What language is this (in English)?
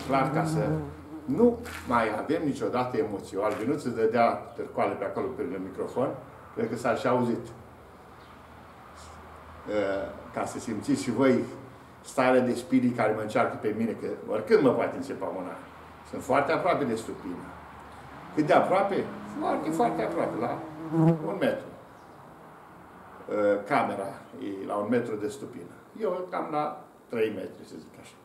Romanian